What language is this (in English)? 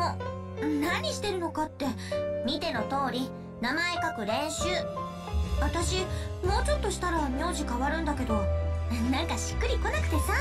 Japanese